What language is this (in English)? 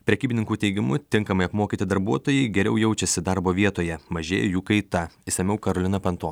Lithuanian